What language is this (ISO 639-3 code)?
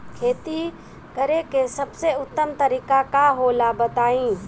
bho